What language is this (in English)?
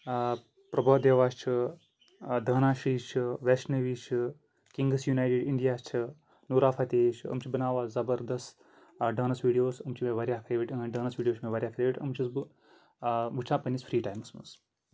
Kashmiri